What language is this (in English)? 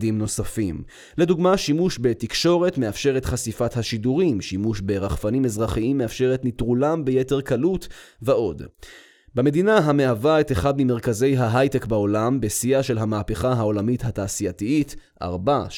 Hebrew